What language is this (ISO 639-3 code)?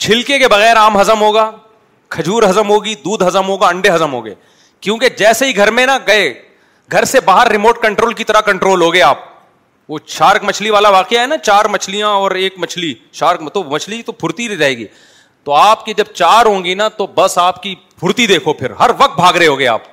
urd